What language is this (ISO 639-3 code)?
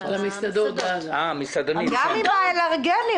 heb